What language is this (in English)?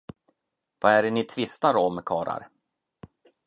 Swedish